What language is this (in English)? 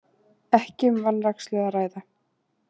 Icelandic